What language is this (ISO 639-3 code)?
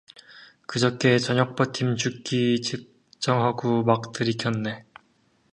kor